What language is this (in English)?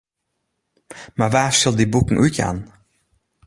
Western Frisian